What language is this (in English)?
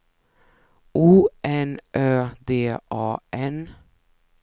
Swedish